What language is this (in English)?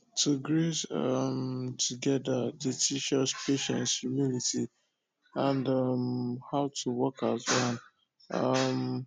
Nigerian Pidgin